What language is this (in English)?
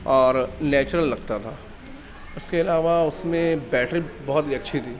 Urdu